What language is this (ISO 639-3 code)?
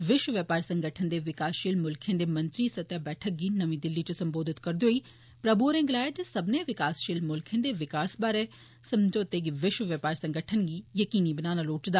doi